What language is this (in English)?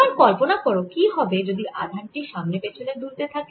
Bangla